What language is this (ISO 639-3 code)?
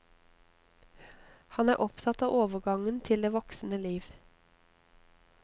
nor